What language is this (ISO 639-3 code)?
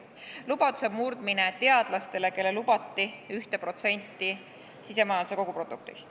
est